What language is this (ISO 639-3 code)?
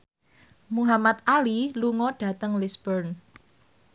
jav